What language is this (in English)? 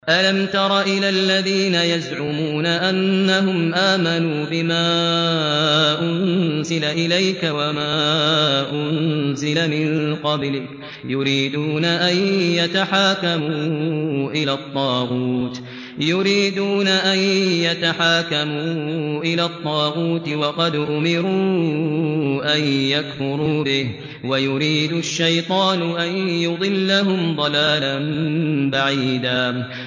Arabic